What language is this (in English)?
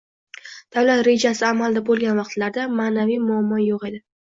Uzbek